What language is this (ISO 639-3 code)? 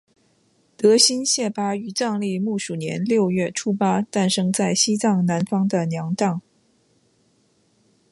zho